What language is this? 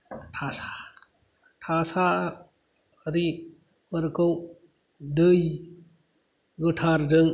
Bodo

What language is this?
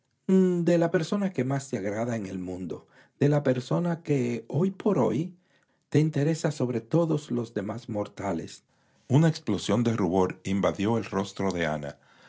Spanish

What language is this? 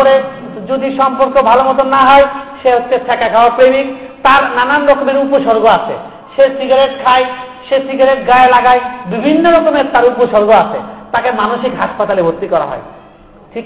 Bangla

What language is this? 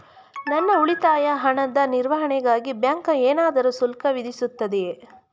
Kannada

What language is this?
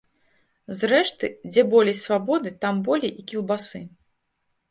Belarusian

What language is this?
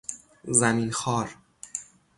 Persian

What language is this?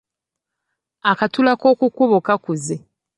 Ganda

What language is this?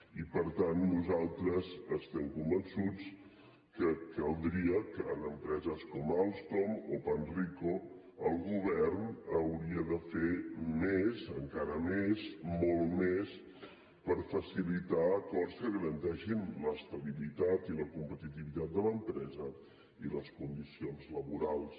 Catalan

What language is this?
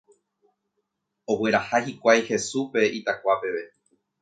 Guarani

